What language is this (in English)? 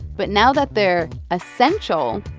English